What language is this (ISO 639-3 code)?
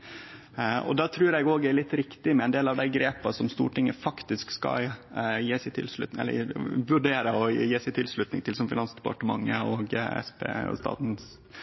nno